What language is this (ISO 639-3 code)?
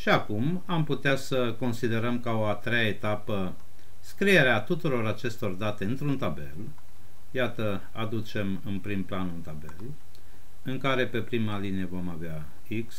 ron